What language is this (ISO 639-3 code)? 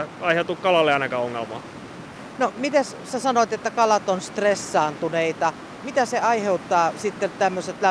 fin